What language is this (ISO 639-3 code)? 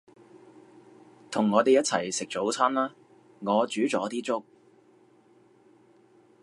yue